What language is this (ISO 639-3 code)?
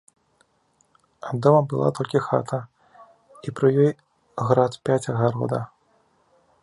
bel